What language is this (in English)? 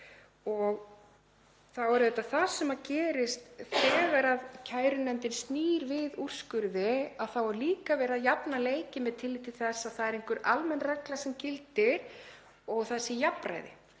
Icelandic